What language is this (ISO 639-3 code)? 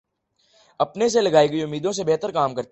urd